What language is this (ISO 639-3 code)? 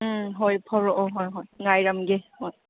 mni